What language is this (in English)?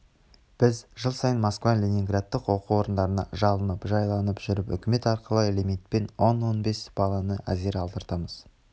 Kazakh